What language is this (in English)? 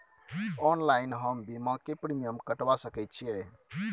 Maithili